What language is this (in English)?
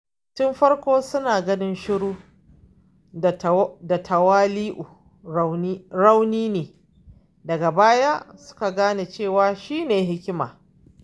Hausa